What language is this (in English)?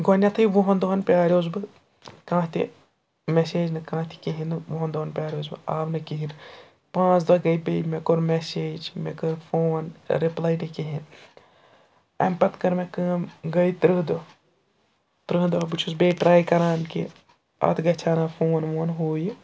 Kashmiri